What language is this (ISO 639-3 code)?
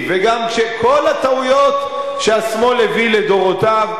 heb